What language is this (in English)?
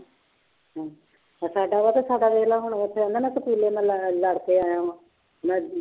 Punjabi